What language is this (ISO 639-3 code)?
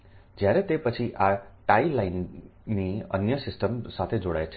guj